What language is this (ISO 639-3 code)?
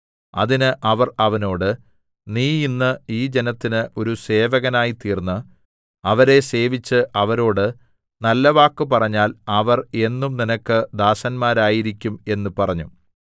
mal